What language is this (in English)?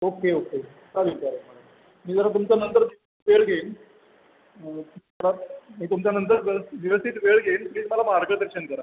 Marathi